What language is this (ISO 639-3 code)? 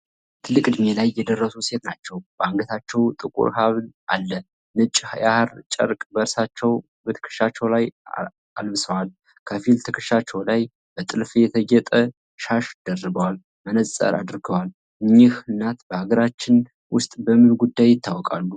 amh